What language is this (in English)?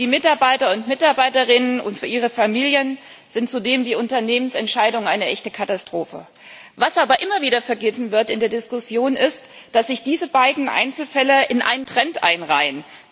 German